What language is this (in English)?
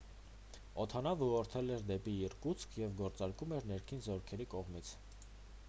Armenian